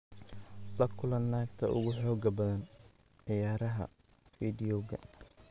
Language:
Somali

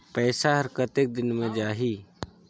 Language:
Chhattisgarhi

